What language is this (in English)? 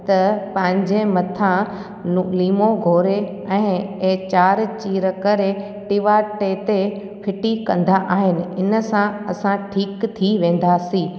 Sindhi